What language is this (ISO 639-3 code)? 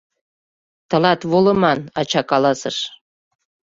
chm